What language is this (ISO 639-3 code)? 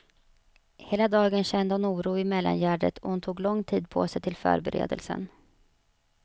swe